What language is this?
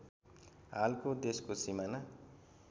Nepali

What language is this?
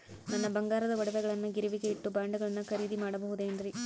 Kannada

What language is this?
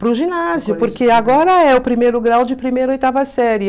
Portuguese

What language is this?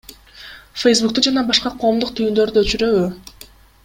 Kyrgyz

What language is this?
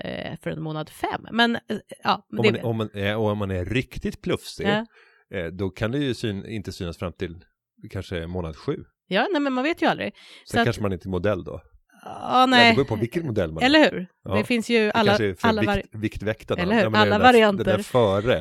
Swedish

